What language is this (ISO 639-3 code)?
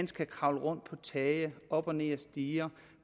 dan